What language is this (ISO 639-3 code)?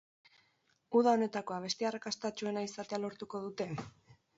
eus